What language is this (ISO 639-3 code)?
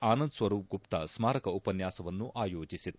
kan